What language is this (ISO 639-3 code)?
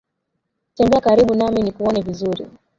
swa